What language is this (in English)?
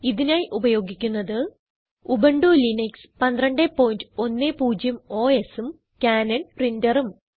Malayalam